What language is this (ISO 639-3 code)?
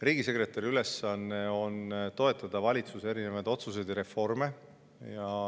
est